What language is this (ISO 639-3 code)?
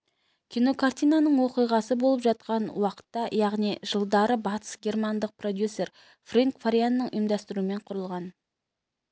kaz